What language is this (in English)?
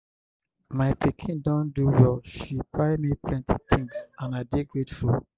Nigerian Pidgin